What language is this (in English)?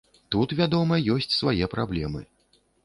Belarusian